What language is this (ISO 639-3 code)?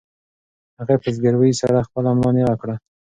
pus